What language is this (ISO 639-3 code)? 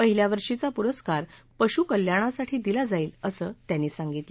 mar